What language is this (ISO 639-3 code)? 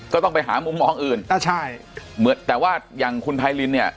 tha